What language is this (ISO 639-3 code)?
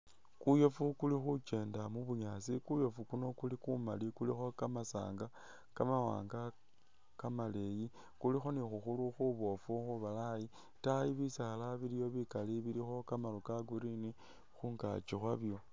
myx